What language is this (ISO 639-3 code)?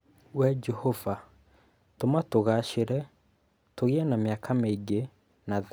kik